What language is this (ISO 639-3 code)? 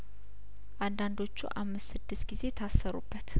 amh